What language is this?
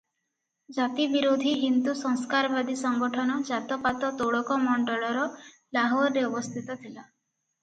Odia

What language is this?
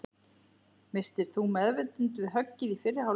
Icelandic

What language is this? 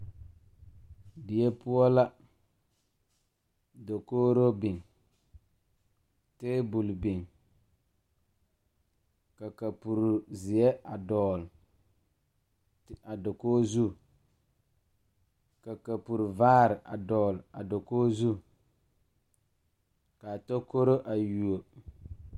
Southern Dagaare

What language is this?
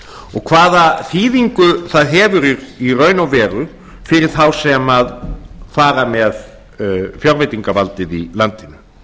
Icelandic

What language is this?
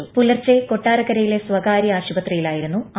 Malayalam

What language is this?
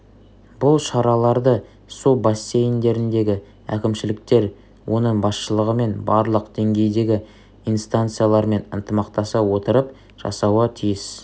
Kazakh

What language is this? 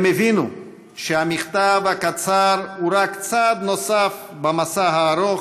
Hebrew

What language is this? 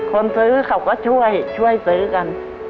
Thai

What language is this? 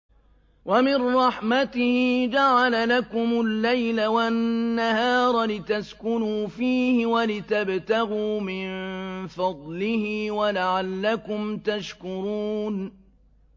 Arabic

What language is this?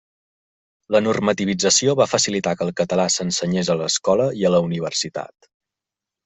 Catalan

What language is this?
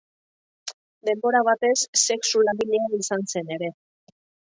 Basque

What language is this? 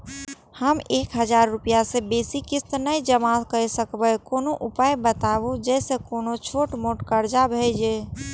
Maithili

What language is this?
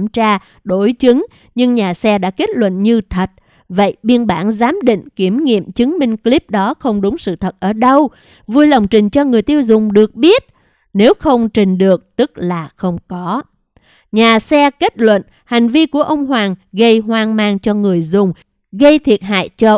Vietnamese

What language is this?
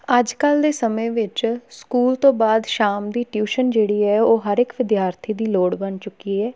Punjabi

